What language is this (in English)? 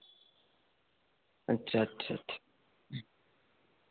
Santali